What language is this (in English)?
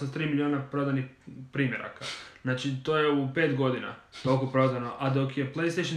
Croatian